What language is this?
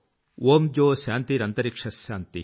Telugu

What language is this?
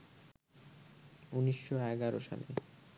Bangla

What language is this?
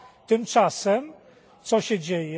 Polish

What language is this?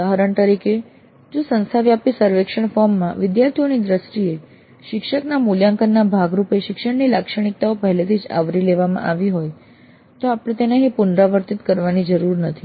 Gujarati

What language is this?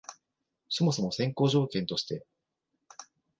Japanese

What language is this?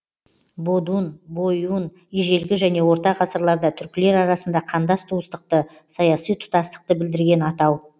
Kazakh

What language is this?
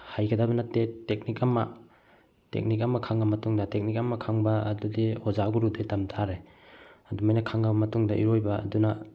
Manipuri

